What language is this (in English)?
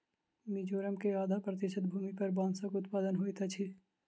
Maithili